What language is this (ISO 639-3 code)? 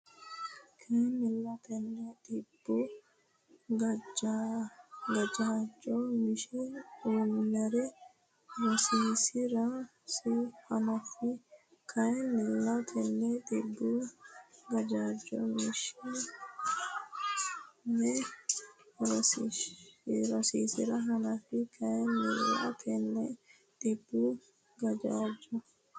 sid